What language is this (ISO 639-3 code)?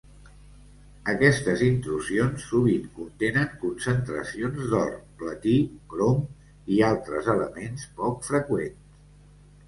cat